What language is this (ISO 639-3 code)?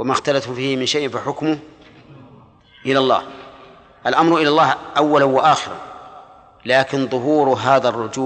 ara